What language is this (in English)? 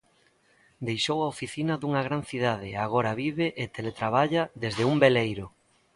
Galician